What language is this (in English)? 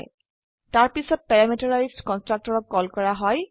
Assamese